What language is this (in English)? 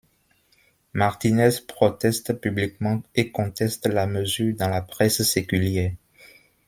French